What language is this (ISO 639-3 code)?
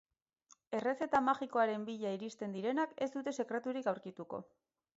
eus